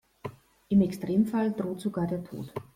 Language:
German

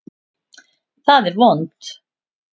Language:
Icelandic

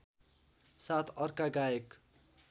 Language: Nepali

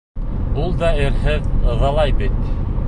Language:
Bashkir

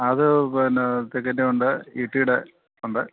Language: Malayalam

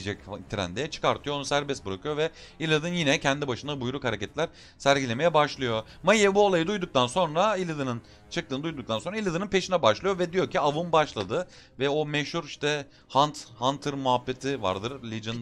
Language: Turkish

